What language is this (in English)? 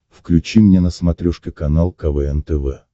Russian